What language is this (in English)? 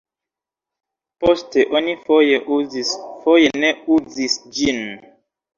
Esperanto